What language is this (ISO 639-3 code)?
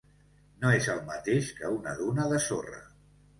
cat